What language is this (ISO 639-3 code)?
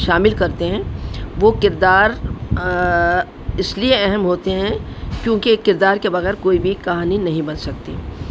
urd